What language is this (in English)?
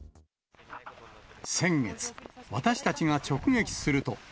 Japanese